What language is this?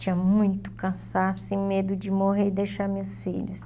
Portuguese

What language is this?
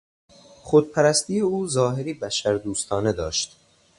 Persian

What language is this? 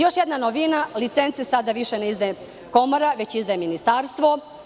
Serbian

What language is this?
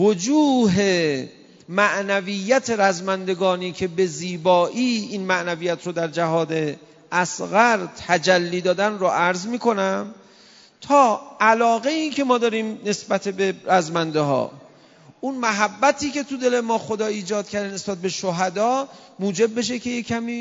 Persian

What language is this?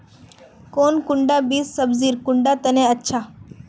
Magahi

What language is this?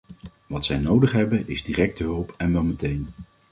Dutch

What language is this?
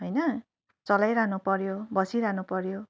Nepali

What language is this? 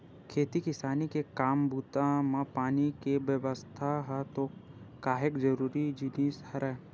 Chhattisgarhi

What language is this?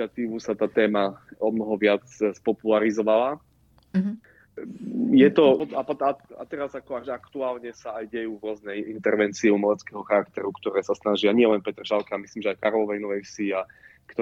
Slovak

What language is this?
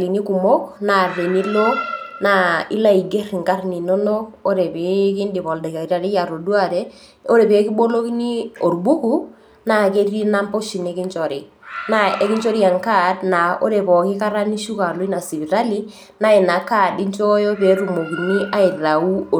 Masai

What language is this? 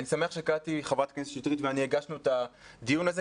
Hebrew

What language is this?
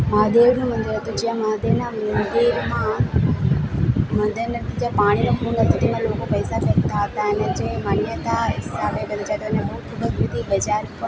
Gujarati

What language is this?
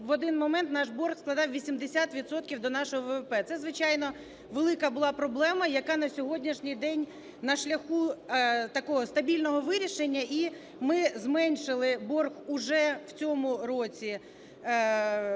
Ukrainian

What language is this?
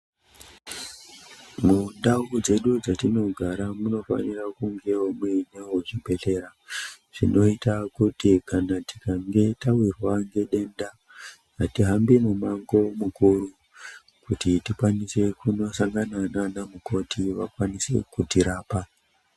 Ndau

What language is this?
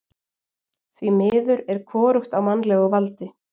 Icelandic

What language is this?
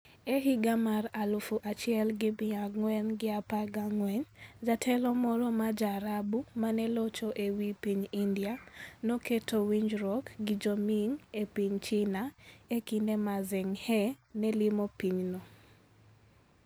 Luo (Kenya and Tanzania)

